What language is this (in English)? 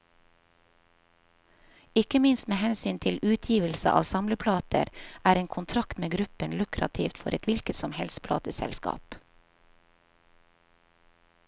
Norwegian